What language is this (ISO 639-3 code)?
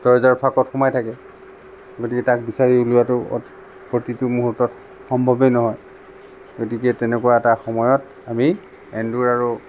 asm